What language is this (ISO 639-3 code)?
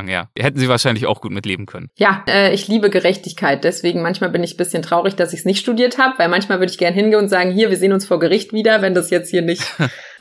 deu